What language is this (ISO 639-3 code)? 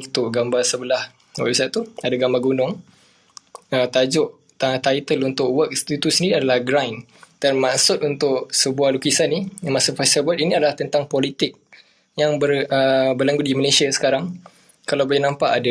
msa